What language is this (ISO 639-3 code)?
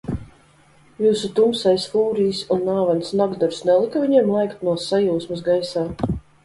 lav